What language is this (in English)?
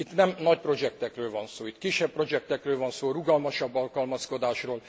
Hungarian